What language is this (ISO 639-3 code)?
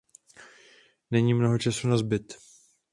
ces